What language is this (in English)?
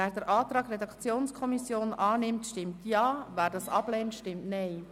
Swiss German